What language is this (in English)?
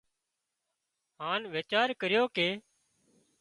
Wadiyara Koli